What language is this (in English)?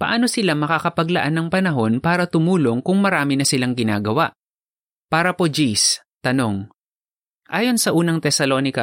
Filipino